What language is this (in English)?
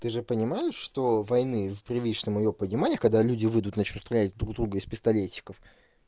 Russian